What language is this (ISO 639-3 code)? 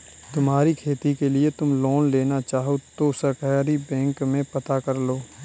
hin